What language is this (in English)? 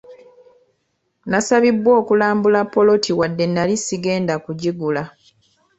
Ganda